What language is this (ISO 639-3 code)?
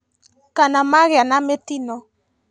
kik